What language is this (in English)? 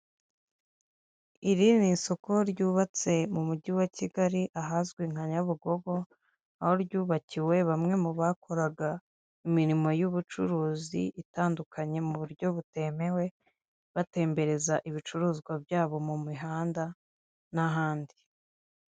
Kinyarwanda